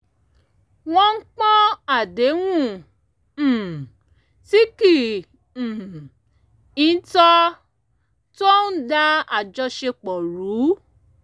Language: Yoruba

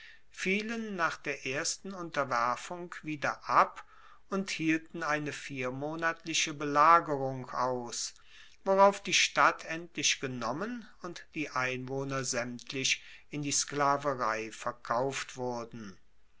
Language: German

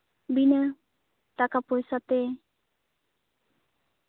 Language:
Santali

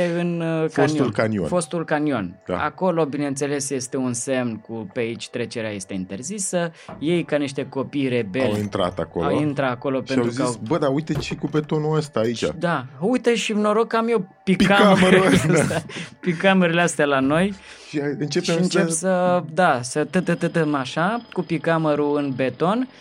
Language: Romanian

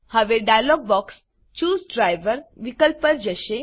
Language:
Gujarati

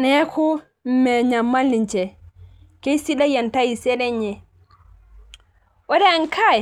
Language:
Masai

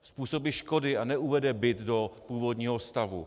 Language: Czech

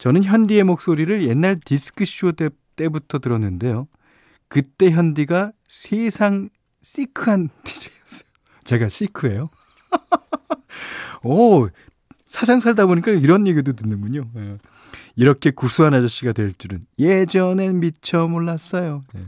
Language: Korean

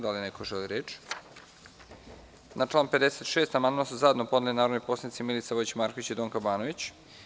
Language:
Serbian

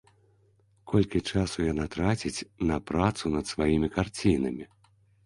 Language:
Belarusian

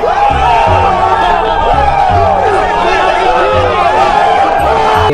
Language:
Vietnamese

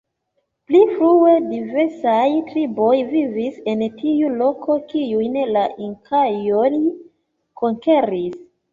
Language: Esperanto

